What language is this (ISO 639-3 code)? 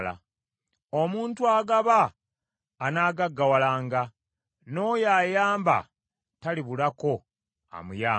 lug